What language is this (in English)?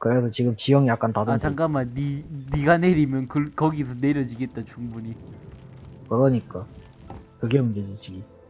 Korean